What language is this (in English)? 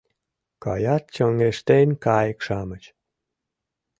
Mari